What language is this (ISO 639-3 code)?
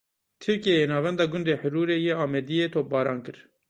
kur